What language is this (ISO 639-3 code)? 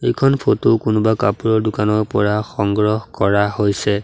asm